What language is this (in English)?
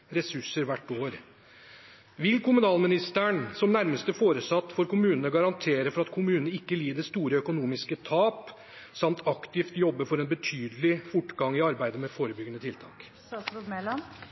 Norwegian Bokmål